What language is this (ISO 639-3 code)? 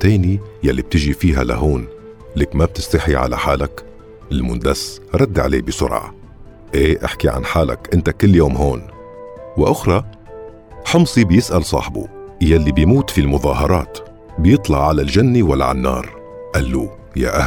ara